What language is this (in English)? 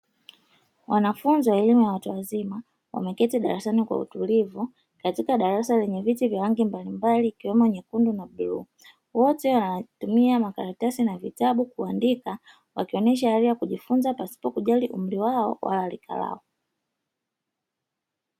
Swahili